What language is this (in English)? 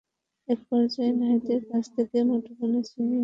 Bangla